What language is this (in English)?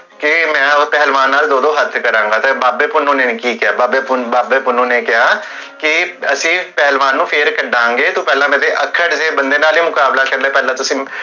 Punjabi